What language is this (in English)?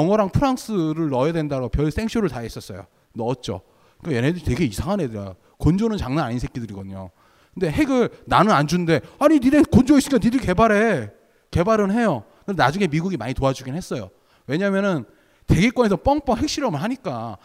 Korean